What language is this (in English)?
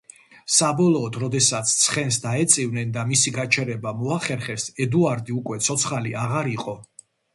Georgian